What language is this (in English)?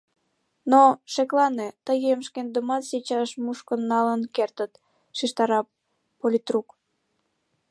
Mari